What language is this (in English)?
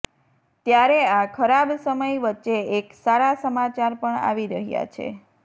Gujarati